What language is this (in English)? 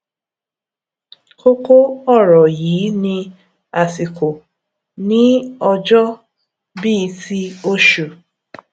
Yoruba